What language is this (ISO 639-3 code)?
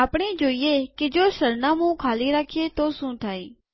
guj